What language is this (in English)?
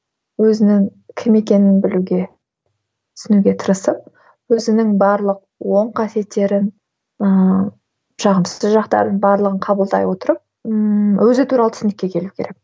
Kazakh